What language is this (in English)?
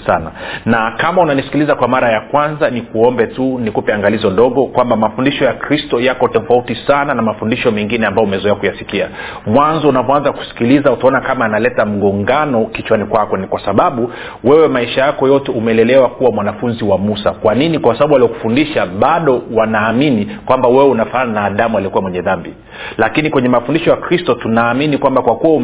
Swahili